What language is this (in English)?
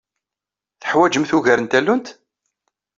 Kabyle